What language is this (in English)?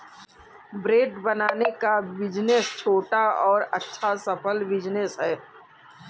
Hindi